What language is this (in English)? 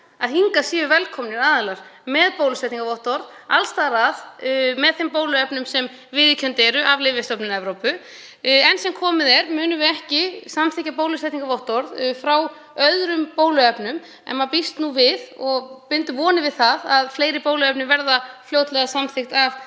Icelandic